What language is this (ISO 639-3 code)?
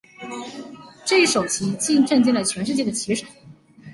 zho